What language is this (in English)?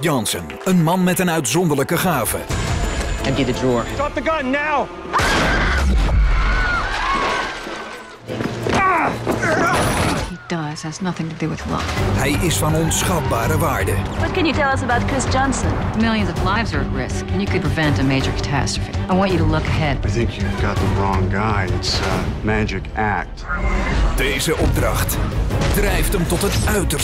Dutch